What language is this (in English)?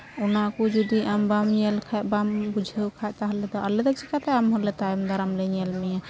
Santali